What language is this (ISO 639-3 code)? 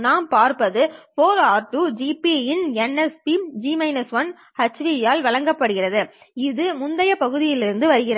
tam